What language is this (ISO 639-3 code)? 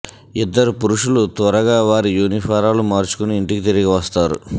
tel